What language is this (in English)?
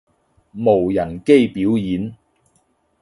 Cantonese